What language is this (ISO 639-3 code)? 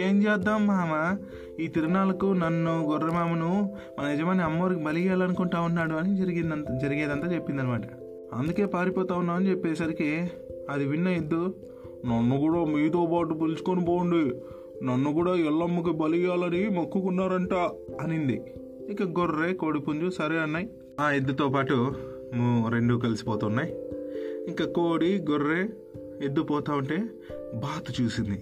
tel